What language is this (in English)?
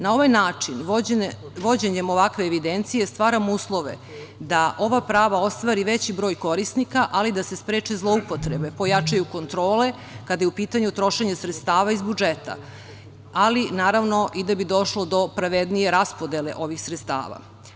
Serbian